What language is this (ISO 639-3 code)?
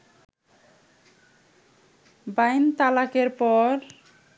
ben